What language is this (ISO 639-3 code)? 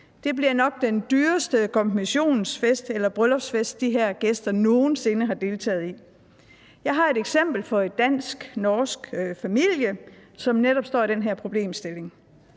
dan